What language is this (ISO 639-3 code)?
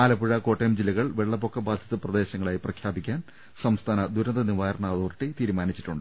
mal